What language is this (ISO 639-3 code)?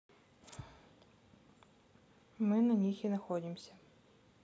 rus